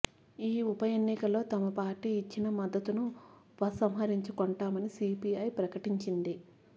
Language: Telugu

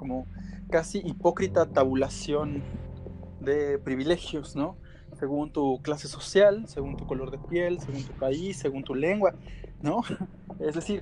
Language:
Spanish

